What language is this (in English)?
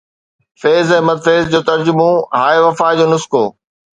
Sindhi